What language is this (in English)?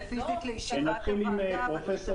Hebrew